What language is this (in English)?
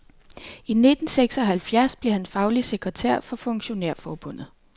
Danish